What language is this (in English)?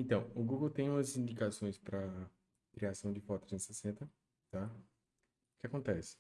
Portuguese